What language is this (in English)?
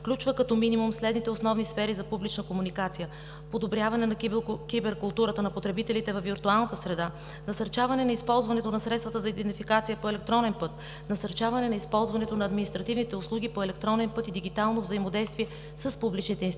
Bulgarian